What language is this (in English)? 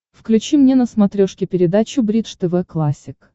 Russian